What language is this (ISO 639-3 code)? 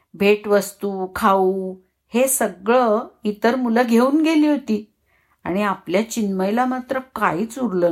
mar